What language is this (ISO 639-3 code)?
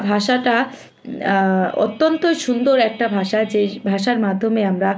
ben